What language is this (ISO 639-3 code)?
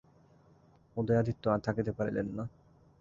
ben